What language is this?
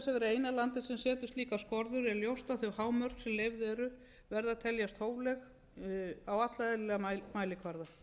Icelandic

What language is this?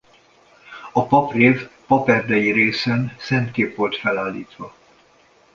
Hungarian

